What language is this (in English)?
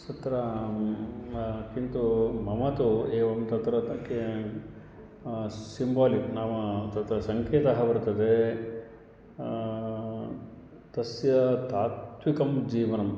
Sanskrit